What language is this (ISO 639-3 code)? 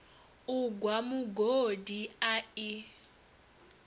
ven